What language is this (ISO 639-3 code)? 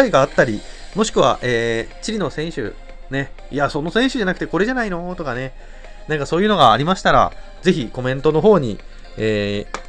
jpn